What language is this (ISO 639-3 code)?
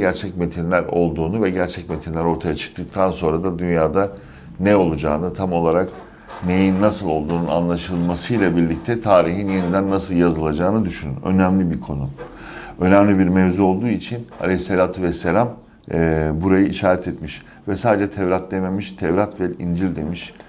tur